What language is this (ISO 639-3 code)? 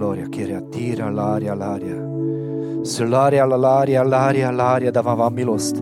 ces